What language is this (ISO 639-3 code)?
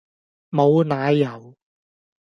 yue